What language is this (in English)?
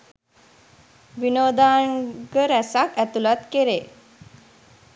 Sinhala